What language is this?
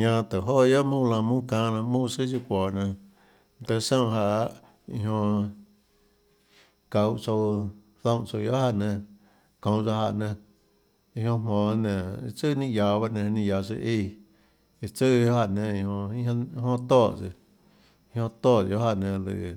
Tlacoatzintepec Chinantec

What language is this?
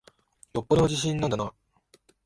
Japanese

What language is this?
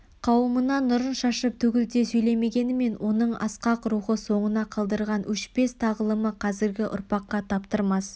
Kazakh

